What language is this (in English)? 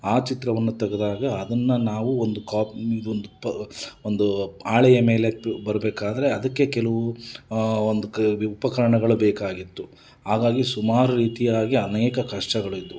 Kannada